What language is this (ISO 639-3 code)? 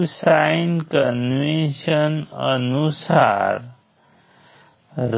guj